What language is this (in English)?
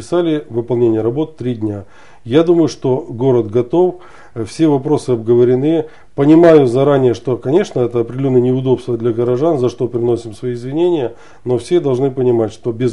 Russian